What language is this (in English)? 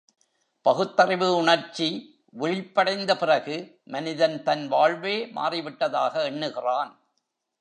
Tamil